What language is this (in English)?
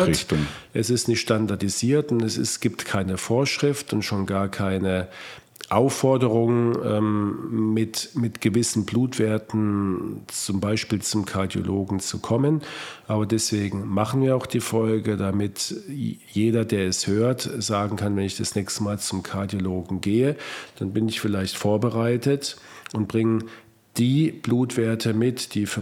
German